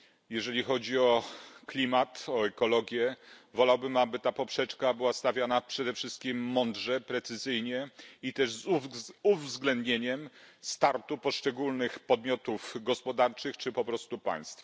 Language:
Polish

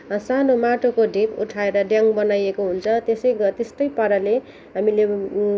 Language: Nepali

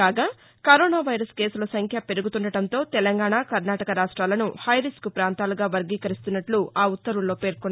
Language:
Telugu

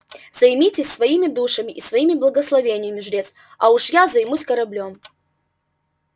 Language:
Russian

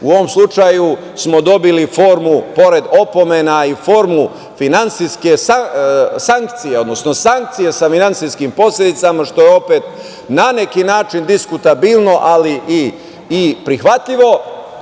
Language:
Serbian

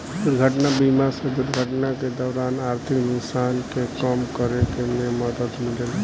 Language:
Bhojpuri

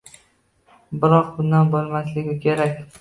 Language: Uzbek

